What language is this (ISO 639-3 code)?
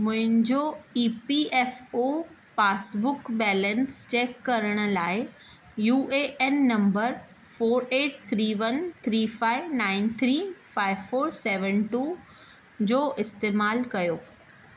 snd